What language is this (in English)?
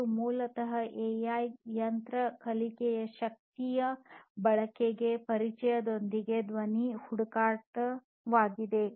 Kannada